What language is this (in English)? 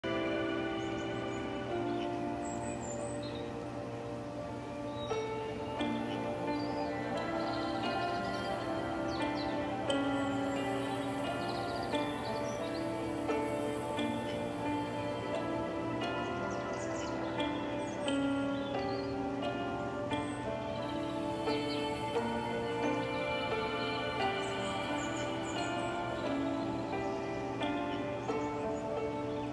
Vietnamese